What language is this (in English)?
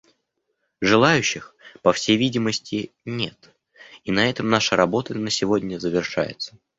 Russian